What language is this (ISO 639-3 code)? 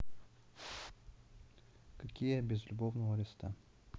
rus